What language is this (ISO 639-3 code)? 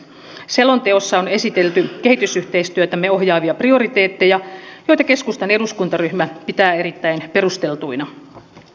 fin